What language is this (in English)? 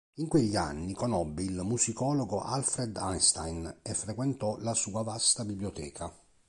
Italian